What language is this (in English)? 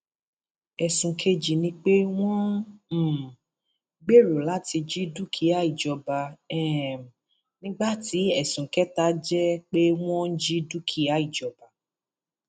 Yoruba